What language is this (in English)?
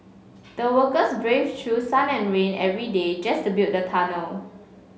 English